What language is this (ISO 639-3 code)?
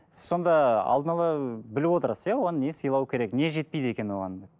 kaz